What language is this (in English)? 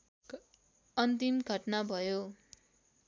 Nepali